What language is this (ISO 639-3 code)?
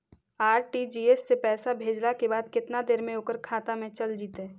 mag